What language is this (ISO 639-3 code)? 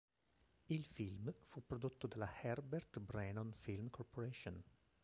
ita